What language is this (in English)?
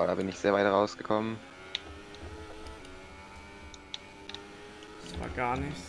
German